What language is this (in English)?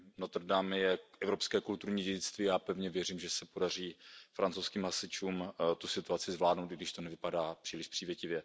Czech